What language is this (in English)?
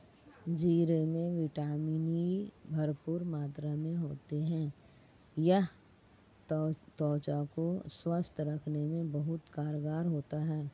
Hindi